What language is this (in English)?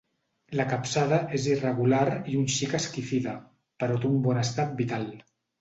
Catalan